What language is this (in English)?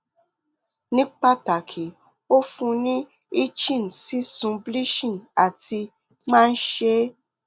Yoruba